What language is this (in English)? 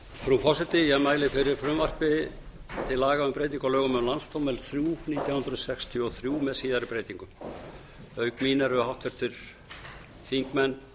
Icelandic